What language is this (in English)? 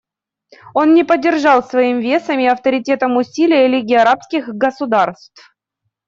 Russian